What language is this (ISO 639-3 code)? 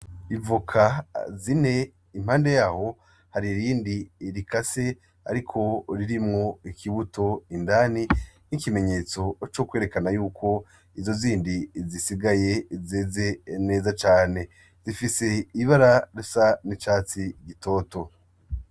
run